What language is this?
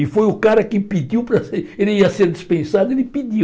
Portuguese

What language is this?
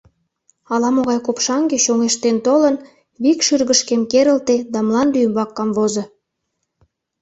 Mari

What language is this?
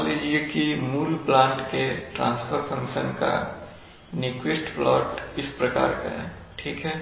Hindi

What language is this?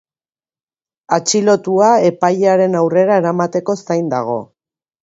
Basque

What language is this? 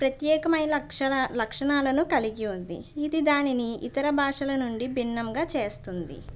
Telugu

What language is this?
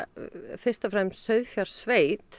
Icelandic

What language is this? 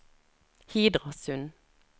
Norwegian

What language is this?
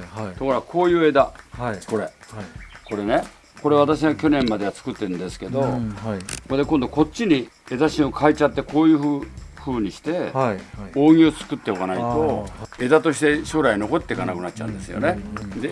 Japanese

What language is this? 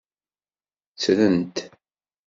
Kabyle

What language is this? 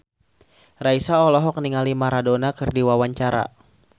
Sundanese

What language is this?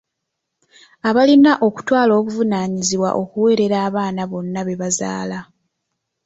Ganda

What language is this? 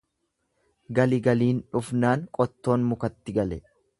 Oromo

